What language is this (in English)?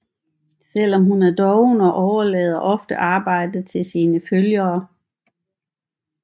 Danish